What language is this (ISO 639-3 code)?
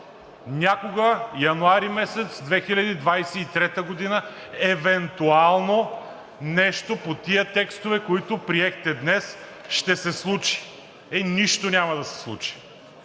bul